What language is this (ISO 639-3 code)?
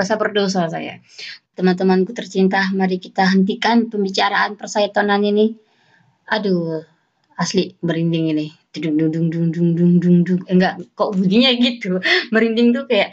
ind